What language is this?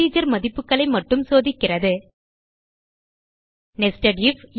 Tamil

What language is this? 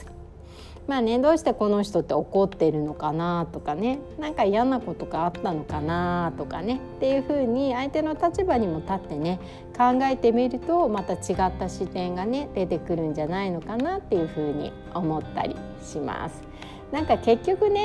Japanese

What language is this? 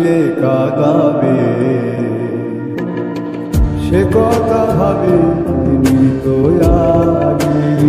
Romanian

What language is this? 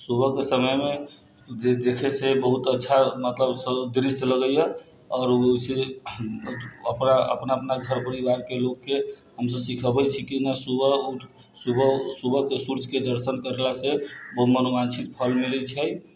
Maithili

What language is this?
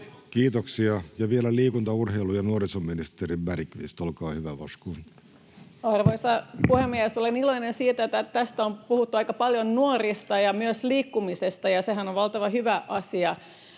Finnish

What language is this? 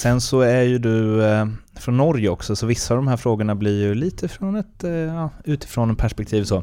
Swedish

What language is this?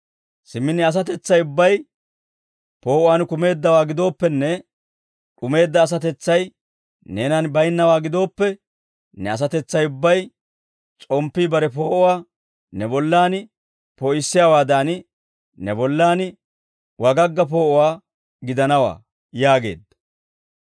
Dawro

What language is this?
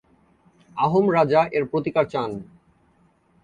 Bangla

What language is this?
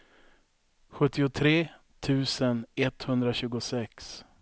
Swedish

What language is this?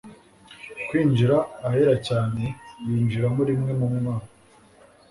Kinyarwanda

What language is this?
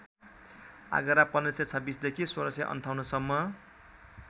Nepali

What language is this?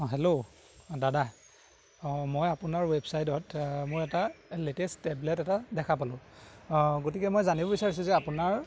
Assamese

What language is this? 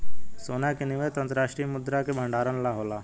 Bhojpuri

